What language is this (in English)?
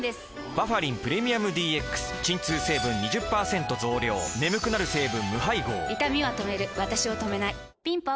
Japanese